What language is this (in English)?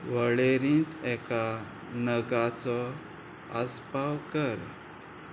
Konkani